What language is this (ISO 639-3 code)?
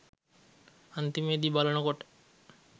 sin